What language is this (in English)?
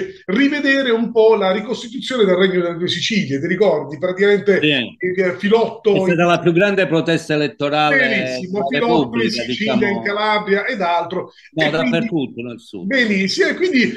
Italian